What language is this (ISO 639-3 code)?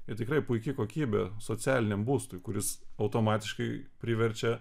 lit